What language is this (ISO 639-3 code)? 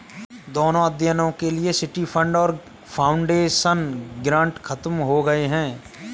hin